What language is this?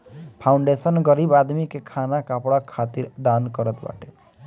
Bhojpuri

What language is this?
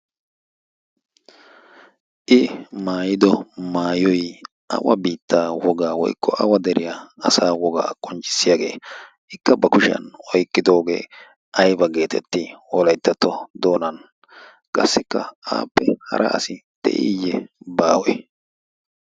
Wolaytta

